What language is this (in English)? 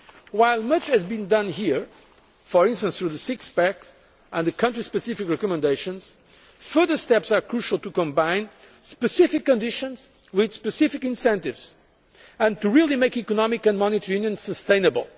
English